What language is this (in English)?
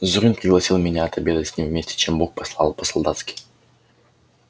Russian